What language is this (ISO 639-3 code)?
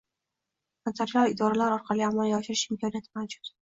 uzb